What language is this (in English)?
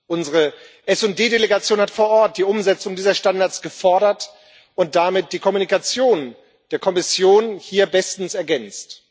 German